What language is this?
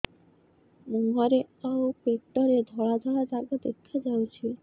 Odia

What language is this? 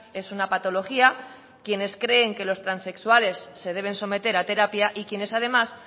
Spanish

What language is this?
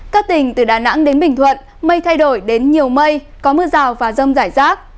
Vietnamese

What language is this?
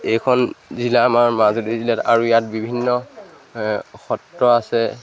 Assamese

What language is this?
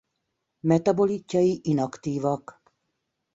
Hungarian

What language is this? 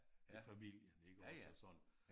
Danish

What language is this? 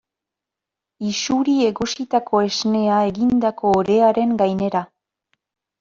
Basque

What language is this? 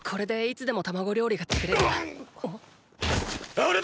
Japanese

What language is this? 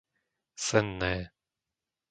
Slovak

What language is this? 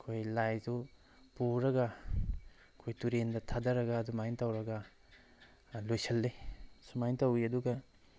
Manipuri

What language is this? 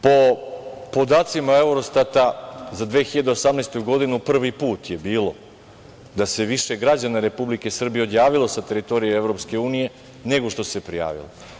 Serbian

